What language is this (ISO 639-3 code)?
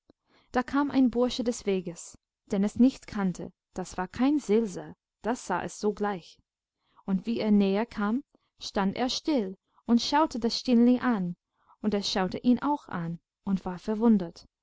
deu